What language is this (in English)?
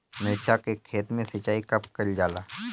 Bhojpuri